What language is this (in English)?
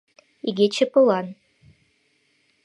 Mari